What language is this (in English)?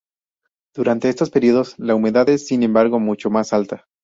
Spanish